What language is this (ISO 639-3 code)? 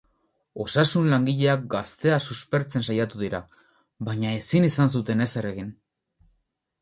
eus